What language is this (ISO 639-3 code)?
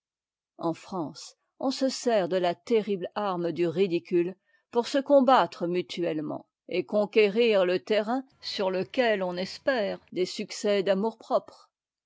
fra